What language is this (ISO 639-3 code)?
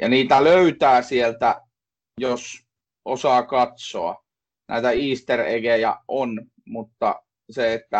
fin